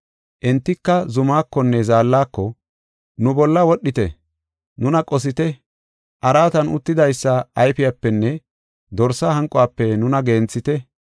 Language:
Gofa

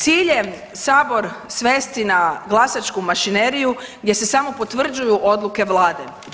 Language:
Croatian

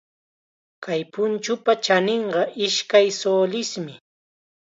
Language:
Chiquián Ancash Quechua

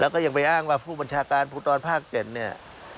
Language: Thai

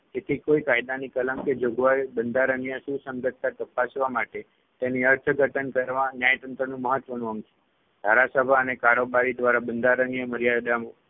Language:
Gujarati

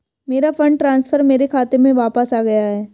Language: Hindi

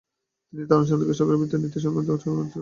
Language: Bangla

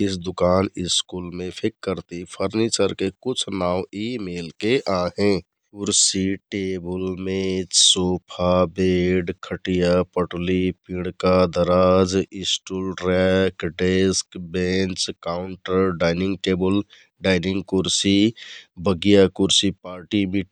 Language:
Kathoriya Tharu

